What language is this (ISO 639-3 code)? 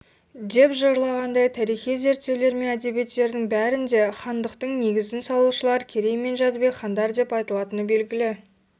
kaz